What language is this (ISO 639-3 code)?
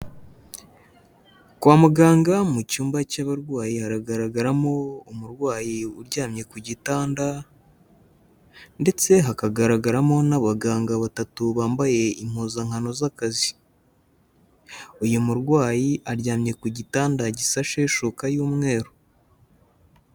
kin